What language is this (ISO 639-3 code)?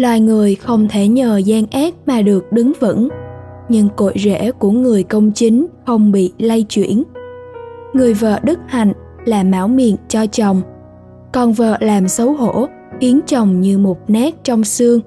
vie